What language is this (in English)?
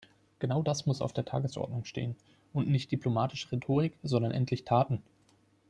German